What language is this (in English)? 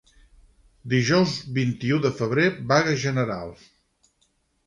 Catalan